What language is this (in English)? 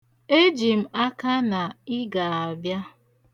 Igbo